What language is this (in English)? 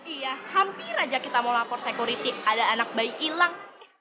Indonesian